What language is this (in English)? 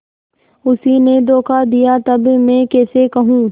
Hindi